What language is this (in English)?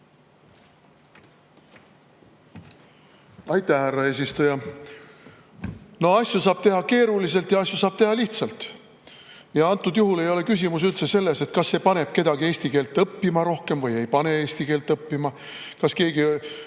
Estonian